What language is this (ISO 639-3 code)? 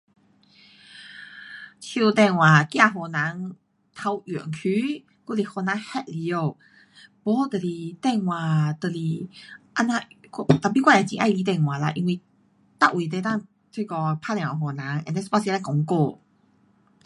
cpx